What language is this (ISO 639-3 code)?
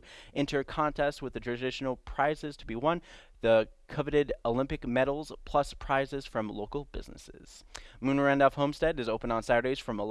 eng